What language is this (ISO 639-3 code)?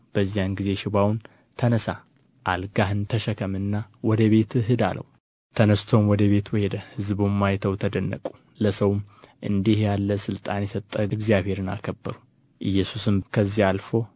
amh